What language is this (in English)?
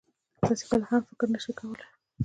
Pashto